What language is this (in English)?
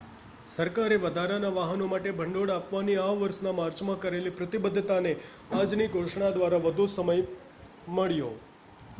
Gujarati